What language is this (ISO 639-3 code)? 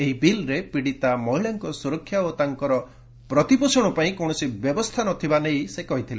ori